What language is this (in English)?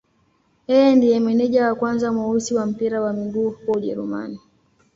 Swahili